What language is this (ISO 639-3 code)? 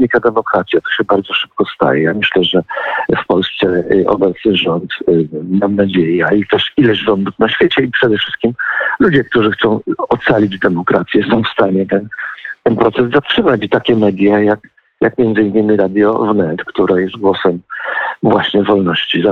pol